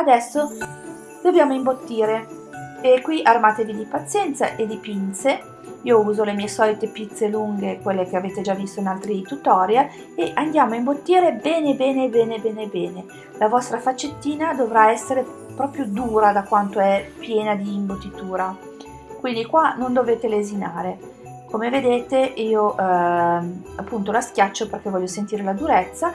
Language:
Italian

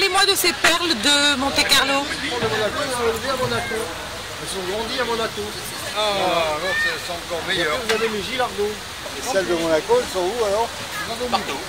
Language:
French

